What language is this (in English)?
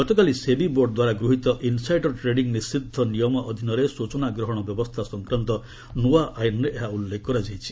Odia